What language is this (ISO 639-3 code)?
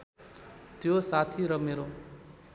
nep